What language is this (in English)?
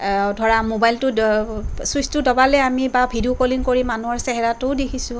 Assamese